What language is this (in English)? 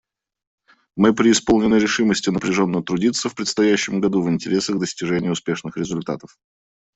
Russian